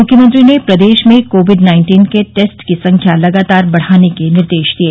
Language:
Hindi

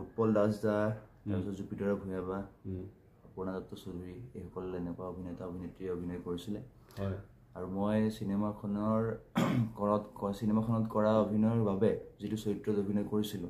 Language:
Bangla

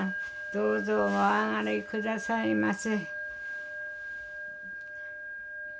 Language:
Japanese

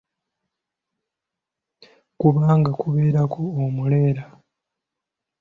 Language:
Ganda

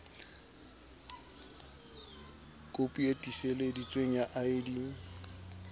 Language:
Southern Sotho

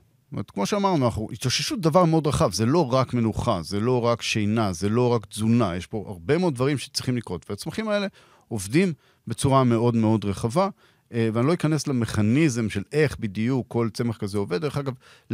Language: Hebrew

